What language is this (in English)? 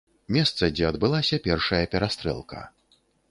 Belarusian